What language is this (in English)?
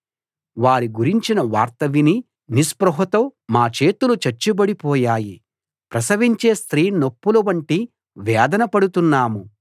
Telugu